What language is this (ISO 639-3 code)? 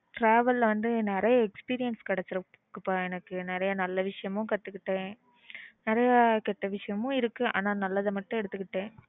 tam